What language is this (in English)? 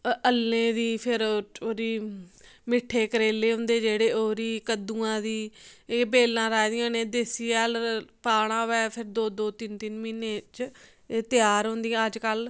Dogri